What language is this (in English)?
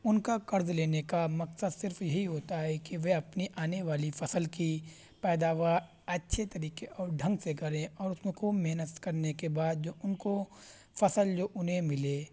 Urdu